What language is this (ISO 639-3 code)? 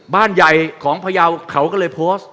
tha